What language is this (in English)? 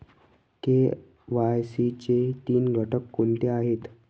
Marathi